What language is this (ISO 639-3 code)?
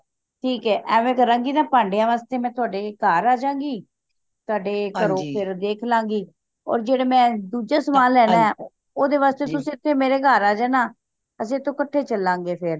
pan